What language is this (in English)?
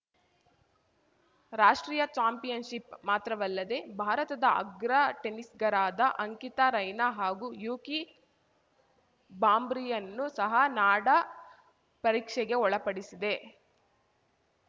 Kannada